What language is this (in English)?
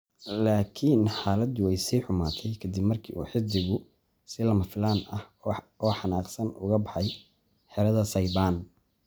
Somali